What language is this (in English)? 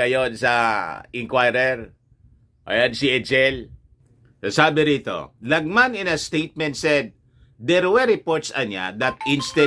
Filipino